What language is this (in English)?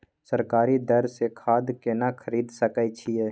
Maithili